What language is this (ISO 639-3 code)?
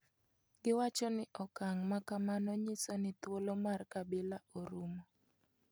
luo